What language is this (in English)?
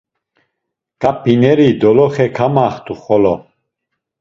Laz